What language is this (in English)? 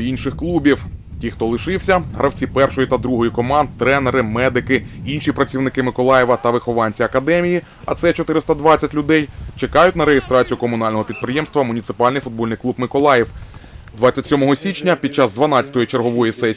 Ukrainian